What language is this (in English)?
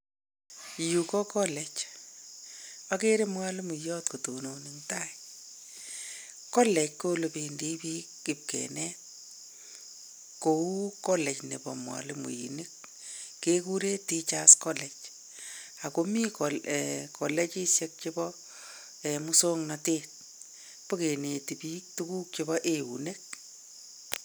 Kalenjin